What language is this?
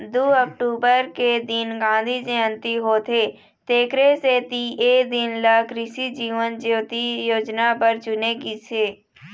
Chhattisgarhi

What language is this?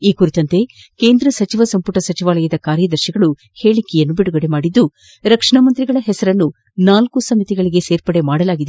Kannada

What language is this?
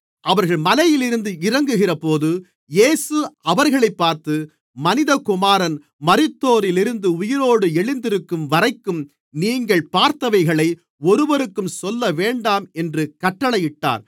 Tamil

